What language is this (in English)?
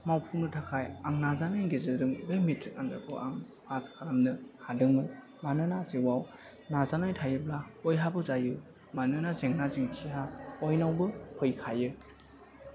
Bodo